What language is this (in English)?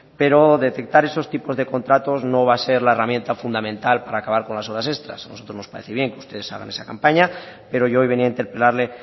Spanish